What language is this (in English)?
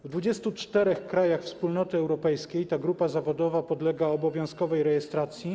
Polish